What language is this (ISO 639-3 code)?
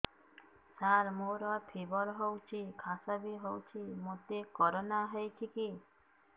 ori